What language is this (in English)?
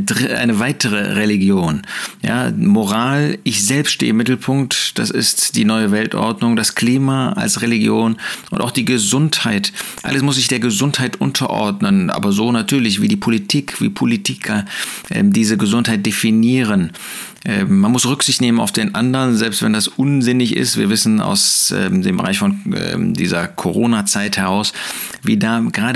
German